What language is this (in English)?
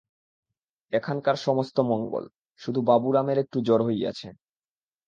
Bangla